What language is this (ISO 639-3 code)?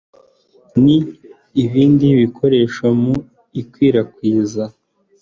kin